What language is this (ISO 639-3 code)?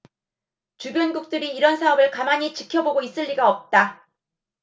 kor